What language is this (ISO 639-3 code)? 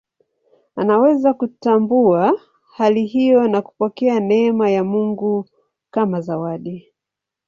swa